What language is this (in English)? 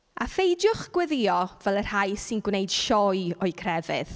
Welsh